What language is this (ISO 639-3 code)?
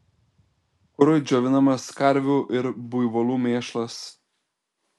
lit